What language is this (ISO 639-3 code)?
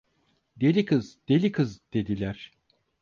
tur